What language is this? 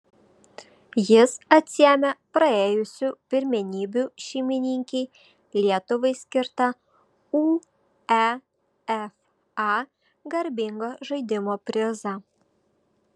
Lithuanian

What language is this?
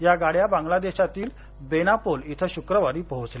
Marathi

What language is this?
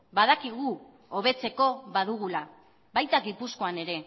Basque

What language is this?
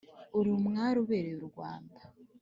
Kinyarwanda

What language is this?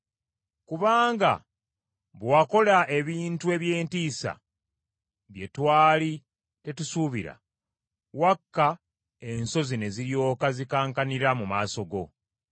Ganda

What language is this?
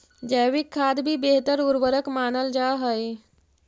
Magahi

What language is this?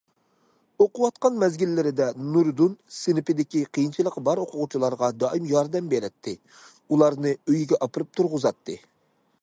Uyghur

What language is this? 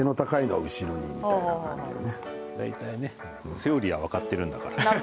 Japanese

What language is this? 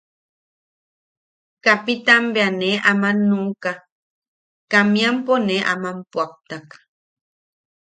Yaqui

